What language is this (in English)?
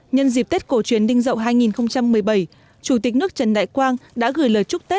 Vietnamese